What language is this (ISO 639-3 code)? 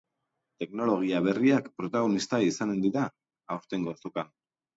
eus